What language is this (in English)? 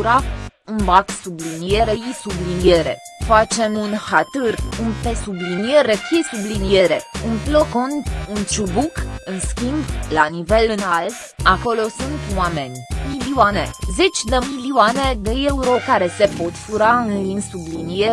Romanian